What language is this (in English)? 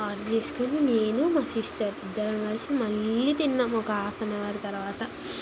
Telugu